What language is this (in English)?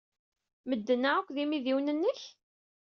Kabyle